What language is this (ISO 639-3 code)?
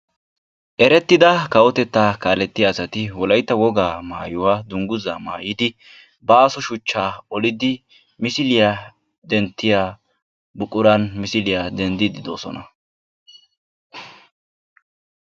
wal